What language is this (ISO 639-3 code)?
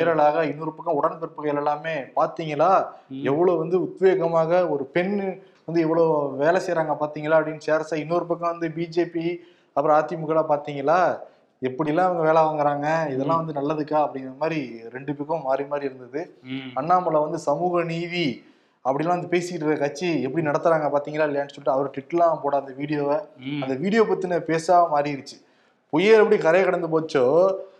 tam